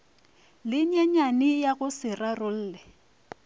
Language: Northern Sotho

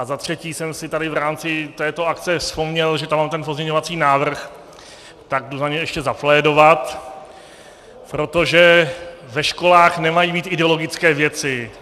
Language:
Czech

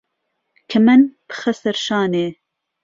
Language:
Central Kurdish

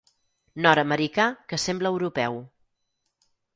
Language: Catalan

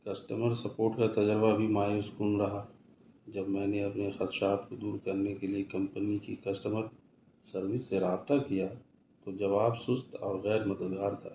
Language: Urdu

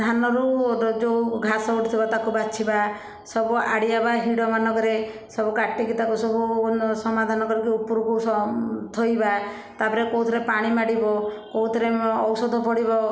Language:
Odia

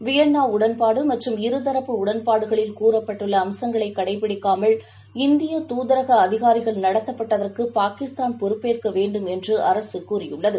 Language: Tamil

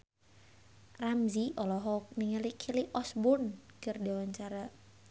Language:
Sundanese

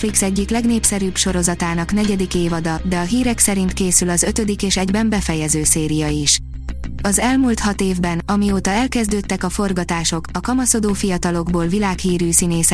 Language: Hungarian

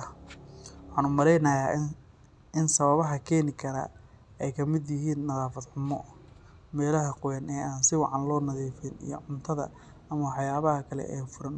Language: Somali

